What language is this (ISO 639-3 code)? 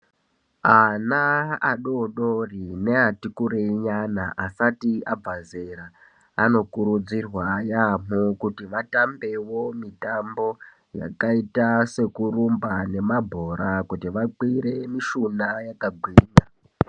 ndc